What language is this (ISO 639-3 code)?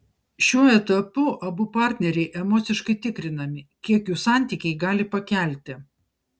lit